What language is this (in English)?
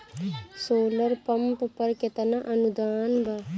Bhojpuri